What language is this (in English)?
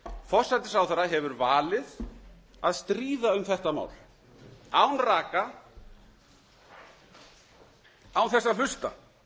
Icelandic